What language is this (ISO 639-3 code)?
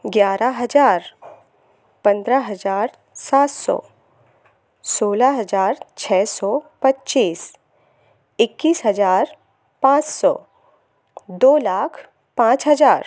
hin